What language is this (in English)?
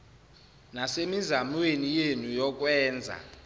Zulu